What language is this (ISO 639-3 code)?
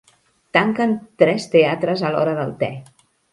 cat